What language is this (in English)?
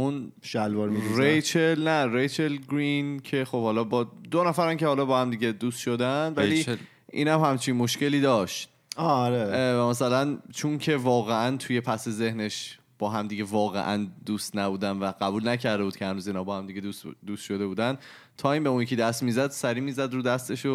Persian